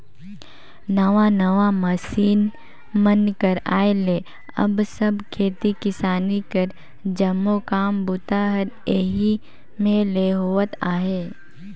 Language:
Chhattisgarhi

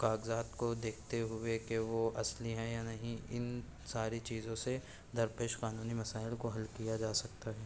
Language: Urdu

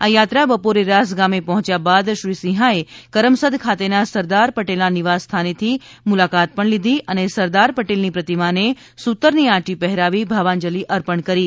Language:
Gujarati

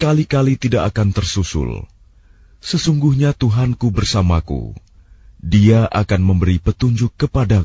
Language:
Arabic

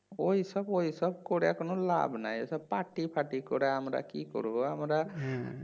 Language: Bangla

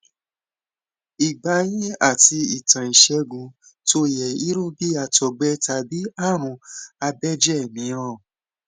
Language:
Yoruba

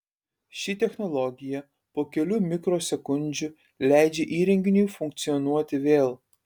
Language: Lithuanian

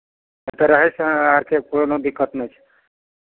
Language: Maithili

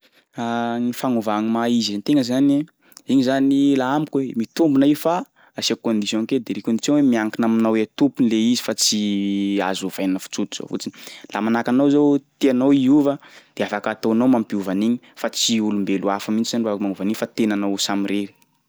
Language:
Sakalava Malagasy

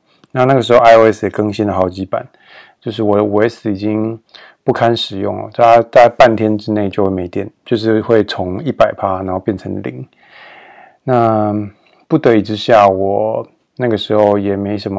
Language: Chinese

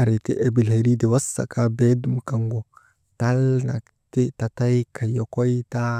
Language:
Maba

